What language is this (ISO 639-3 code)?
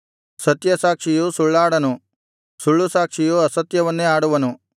kan